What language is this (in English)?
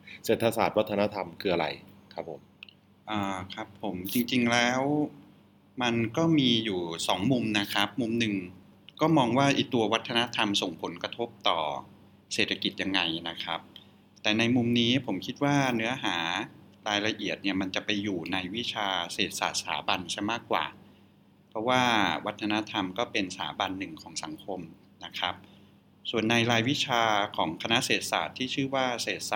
Thai